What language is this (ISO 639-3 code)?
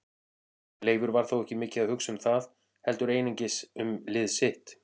isl